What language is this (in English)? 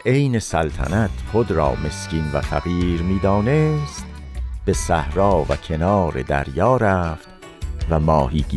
Persian